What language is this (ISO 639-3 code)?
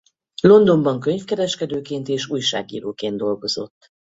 hun